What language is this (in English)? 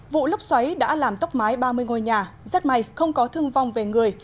Vietnamese